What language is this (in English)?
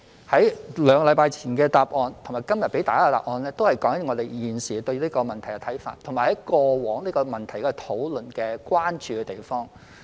Cantonese